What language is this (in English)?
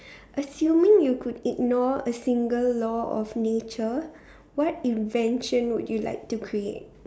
English